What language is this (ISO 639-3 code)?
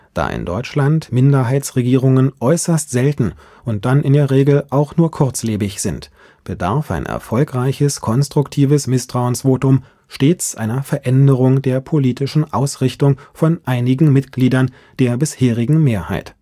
deu